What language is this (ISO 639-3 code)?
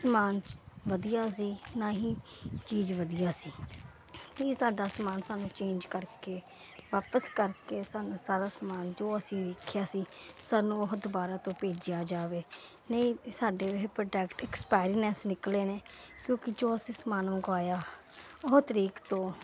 pan